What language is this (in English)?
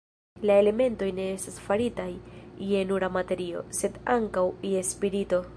Esperanto